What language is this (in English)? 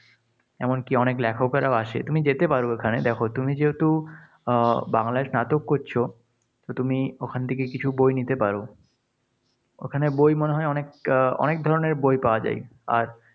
Bangla